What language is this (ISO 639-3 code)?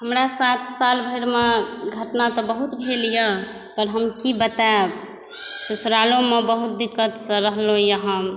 mai